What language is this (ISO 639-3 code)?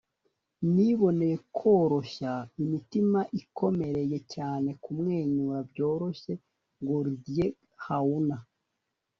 kin